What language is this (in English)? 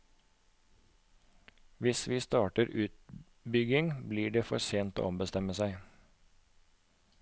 Norwegian